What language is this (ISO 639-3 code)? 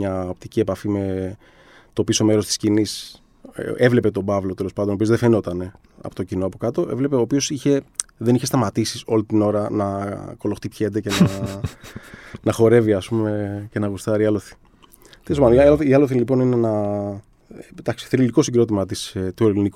ell